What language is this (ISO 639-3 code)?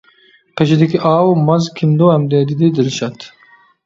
uig